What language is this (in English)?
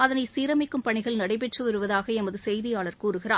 Tamil